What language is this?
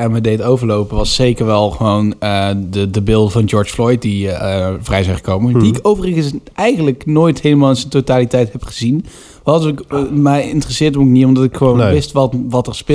Dutch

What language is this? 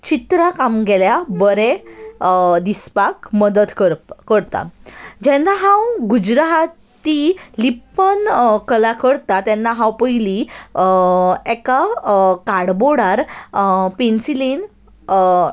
Konkani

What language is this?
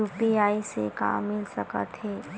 Chhattisgarhi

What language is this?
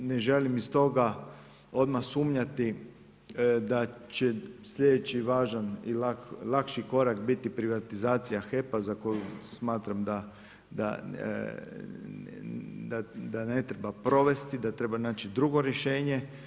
Croatian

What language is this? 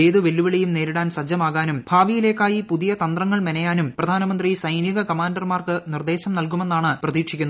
Malayalam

